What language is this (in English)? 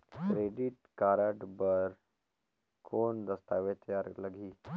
Chhattisgarhi